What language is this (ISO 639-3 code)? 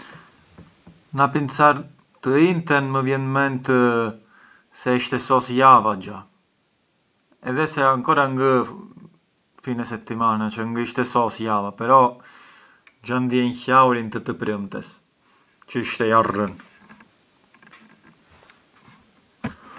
aae